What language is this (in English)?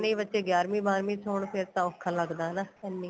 Punjabi